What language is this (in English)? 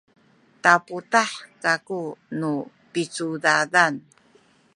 Sakizaya